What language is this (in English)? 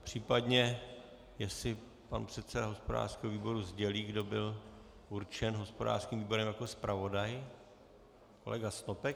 Czech